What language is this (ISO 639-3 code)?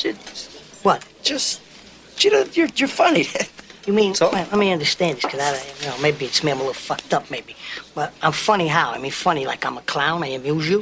fas